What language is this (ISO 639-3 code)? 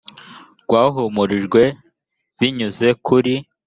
kin